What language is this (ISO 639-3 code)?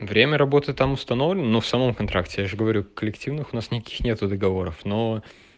rus